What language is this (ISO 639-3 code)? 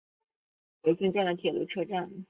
zho